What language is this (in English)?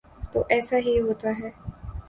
Urdu